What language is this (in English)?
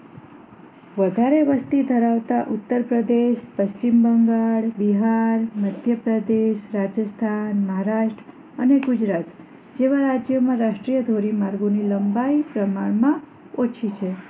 Gujarati